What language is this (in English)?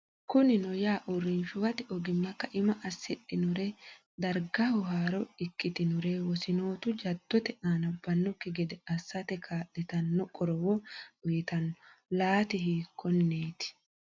Sidamo